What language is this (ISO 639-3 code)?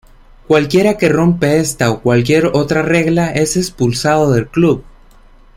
spa